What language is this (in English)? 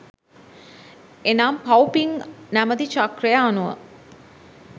Sinhala